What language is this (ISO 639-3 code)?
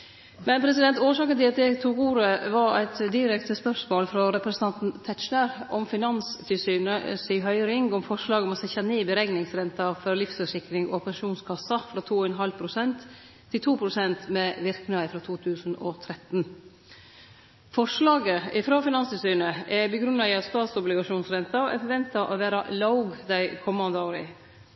nno